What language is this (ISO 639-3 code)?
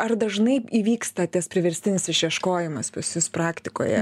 lit